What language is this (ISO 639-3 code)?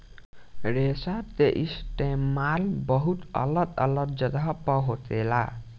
bho